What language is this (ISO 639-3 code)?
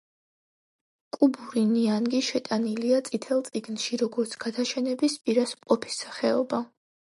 kat